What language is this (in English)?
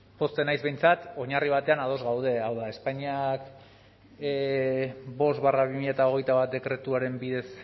Basque